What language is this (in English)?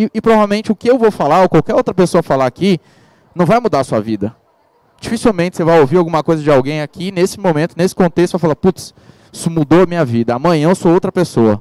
Portuguese